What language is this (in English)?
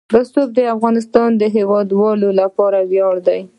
Pashto